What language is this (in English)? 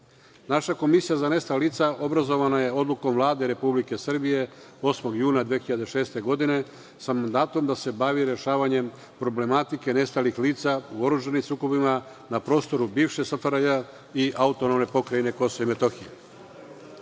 Serbian